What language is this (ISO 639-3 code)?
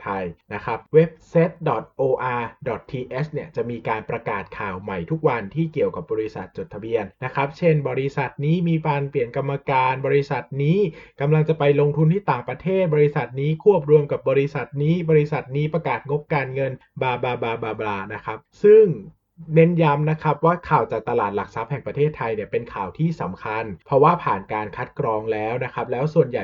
tha